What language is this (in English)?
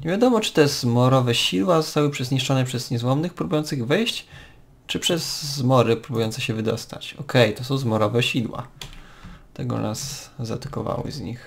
Polish